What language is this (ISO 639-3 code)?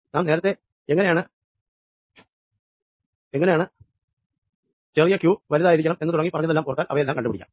mal